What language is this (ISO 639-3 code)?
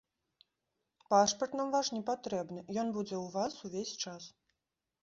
bel